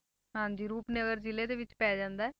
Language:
Punjabi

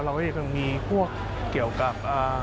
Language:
Thai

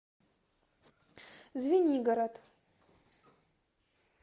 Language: Russian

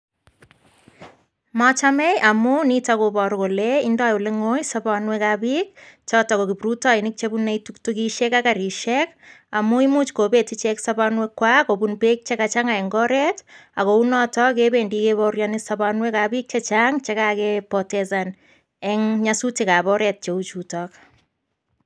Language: Kalenjin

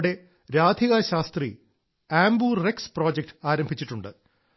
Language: Malayalam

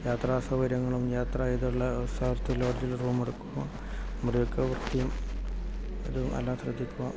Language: Malayalam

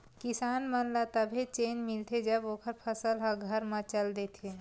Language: Chhattisgarhi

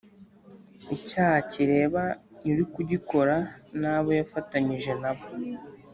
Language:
Kinyarwanda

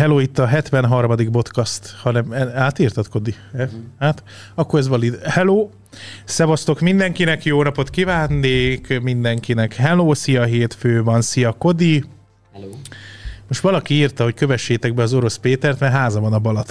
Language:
Hungarian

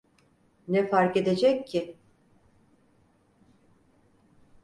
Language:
Turkish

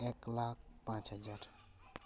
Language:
Santali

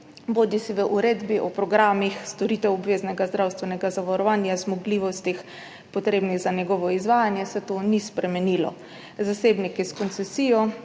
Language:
Slovenian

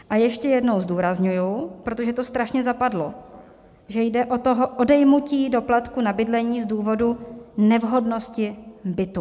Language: Czech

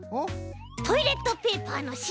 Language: Japanese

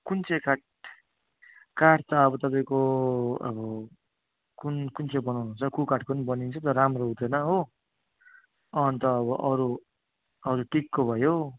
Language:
Nepali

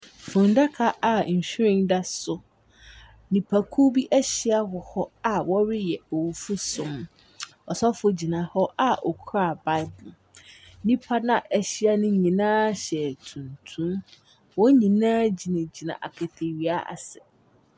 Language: Akan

